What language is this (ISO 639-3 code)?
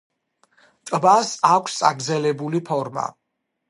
kat